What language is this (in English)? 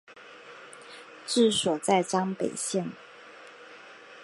Chinese